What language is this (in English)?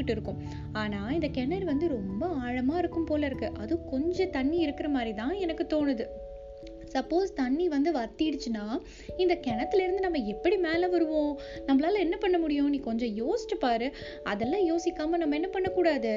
Tamil